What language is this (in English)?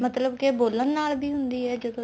Punjabi